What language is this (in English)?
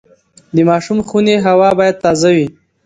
Pashto